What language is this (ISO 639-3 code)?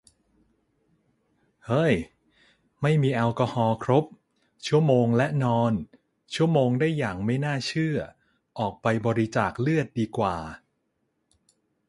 tha